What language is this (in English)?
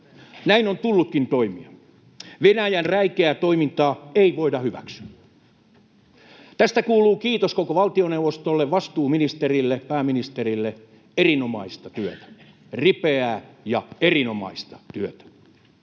Finnish